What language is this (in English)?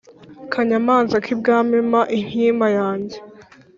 Kinyarwanda